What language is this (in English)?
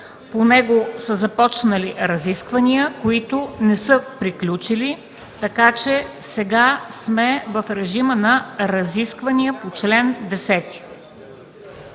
Bulgarian